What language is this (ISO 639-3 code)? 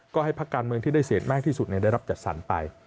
tha